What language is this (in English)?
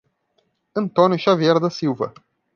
Portuguese